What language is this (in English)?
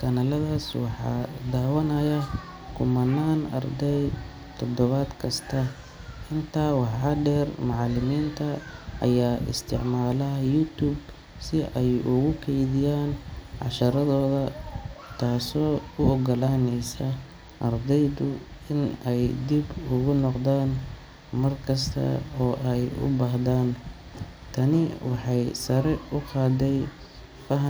Somali